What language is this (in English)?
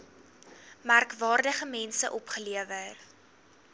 Afrikaans